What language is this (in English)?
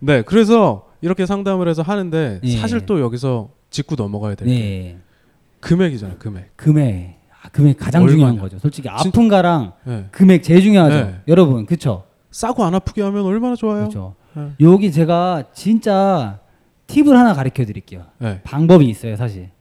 Korean